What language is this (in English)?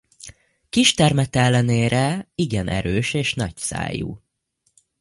Hungarian